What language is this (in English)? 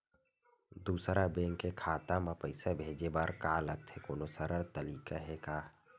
Chhattisgarhi